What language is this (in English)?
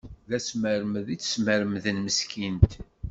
Kabyle